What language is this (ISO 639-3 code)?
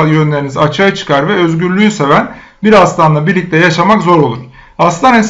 tur